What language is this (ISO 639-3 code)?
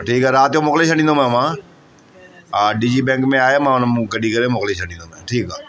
snd